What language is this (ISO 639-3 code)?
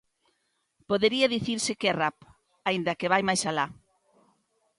glg